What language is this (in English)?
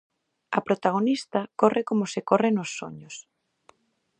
Galician